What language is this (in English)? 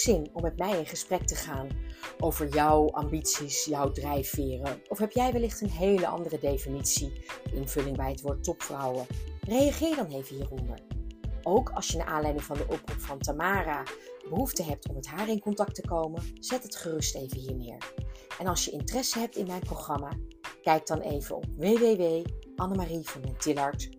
Dutch